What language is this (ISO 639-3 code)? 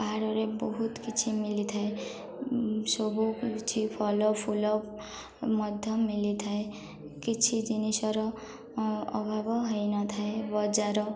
ori